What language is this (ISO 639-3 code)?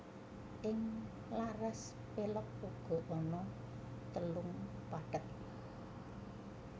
jav